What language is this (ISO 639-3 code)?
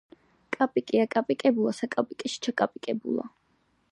kat